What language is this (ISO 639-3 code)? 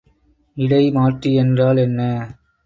tam